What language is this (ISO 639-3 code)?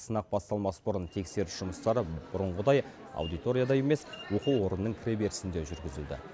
kaz